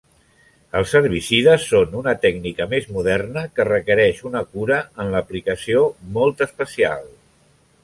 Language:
Catalan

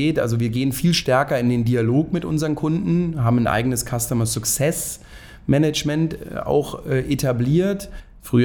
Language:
German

